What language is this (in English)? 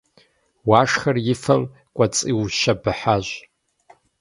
Kabardian